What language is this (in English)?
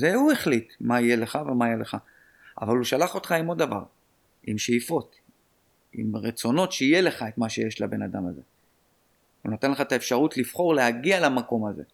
Hebrew